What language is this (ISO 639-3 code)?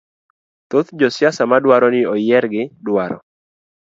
luo